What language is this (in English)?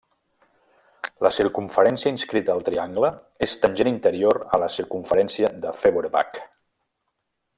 Catalan